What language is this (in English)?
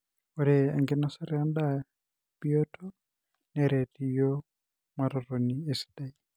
Masai